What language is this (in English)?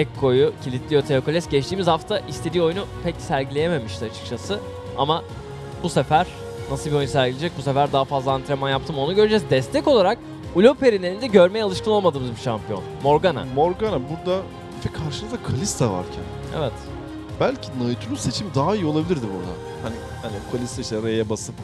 Turkish